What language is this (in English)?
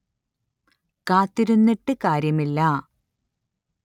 Malayalam